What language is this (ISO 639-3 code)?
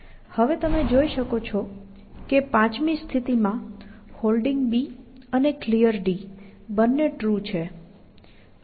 guj